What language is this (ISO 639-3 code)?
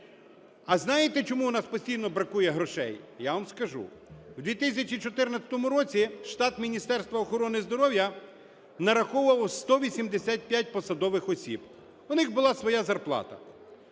ukr